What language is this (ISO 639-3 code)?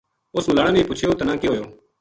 gju